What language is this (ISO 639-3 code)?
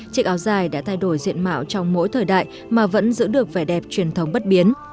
vie